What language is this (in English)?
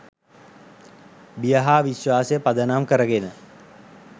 Sinhala